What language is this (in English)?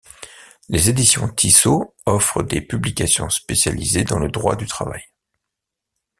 French